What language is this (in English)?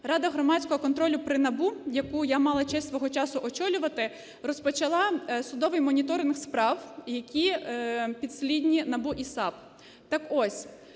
Ukrainian